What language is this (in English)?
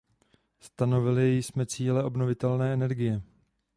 Czech